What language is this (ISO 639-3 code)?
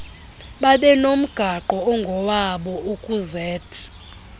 xho